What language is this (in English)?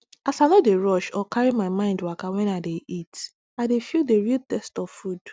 Nigerian Pidgin